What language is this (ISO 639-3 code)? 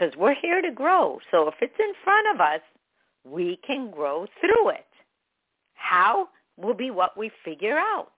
eng